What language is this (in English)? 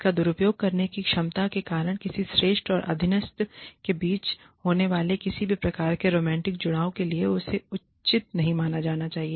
Hindi